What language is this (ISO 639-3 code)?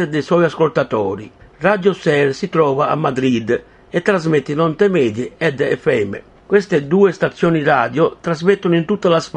ita